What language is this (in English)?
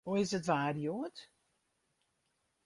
Western Frisian